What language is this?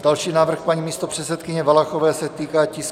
Czech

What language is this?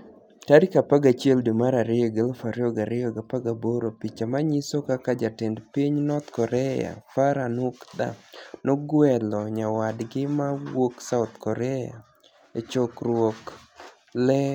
Luo (Kenya and Tanzania)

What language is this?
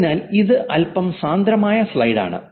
Malayalam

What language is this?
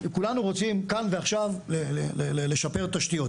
Hebrew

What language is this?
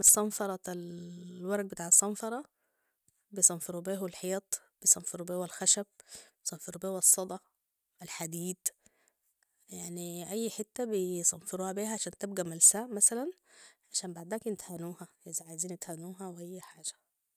Sudanese Arabic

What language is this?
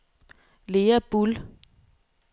Danish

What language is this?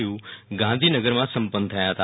Gujarati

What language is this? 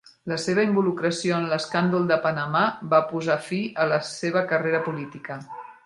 Catalan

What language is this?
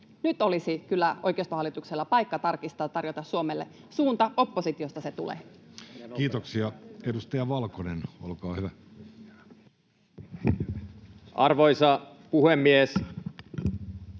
Finnish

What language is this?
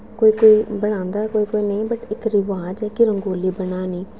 Dogri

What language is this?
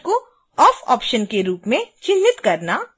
Hindi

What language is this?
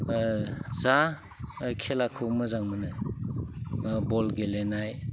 Bodo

